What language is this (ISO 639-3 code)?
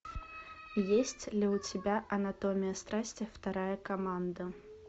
rus